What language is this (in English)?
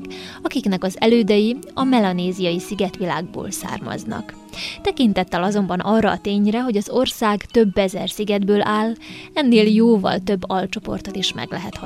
Hungarian